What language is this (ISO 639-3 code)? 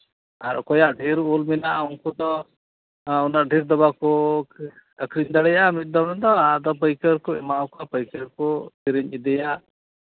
sat